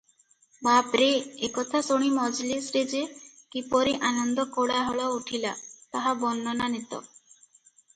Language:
Odia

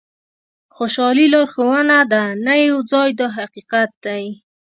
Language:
Pashto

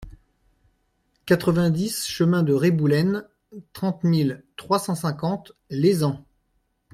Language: French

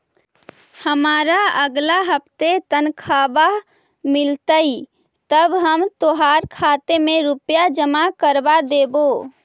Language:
Magahi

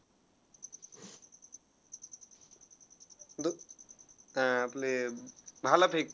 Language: Marathi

